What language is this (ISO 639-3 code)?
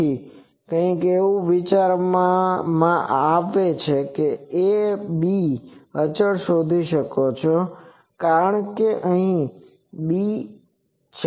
guj